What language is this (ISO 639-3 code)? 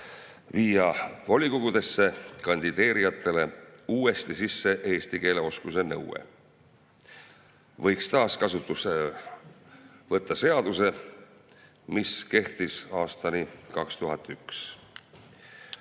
est